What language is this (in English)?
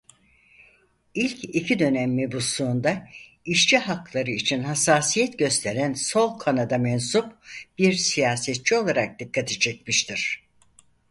Turkish